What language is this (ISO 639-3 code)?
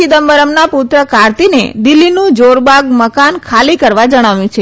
guj